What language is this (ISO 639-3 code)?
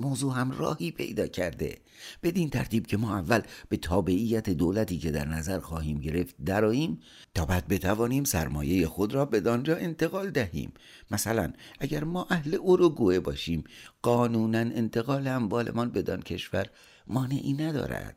fas